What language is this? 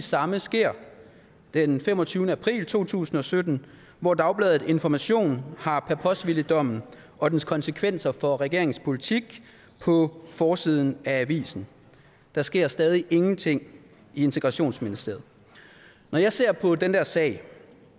Danish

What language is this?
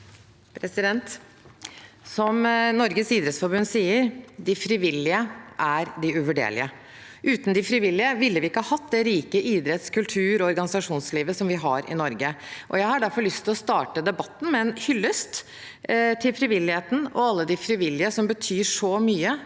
Norwegian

